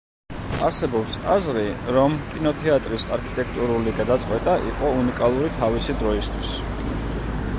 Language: Georgian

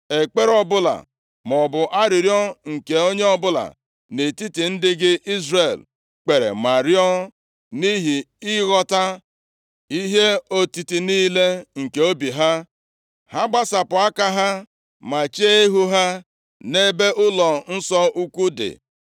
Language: Igbo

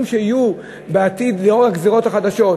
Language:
Hebrew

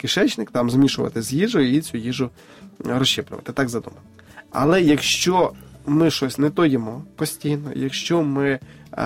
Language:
Ukrainian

